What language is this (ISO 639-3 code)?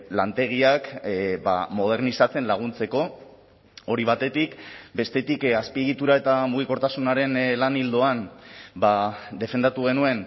eus